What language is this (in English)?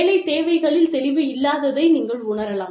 Tamil